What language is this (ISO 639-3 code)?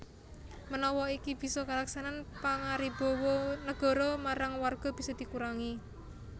jav